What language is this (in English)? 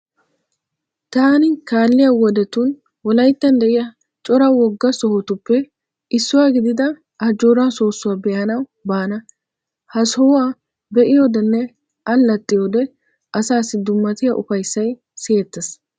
Wolaytta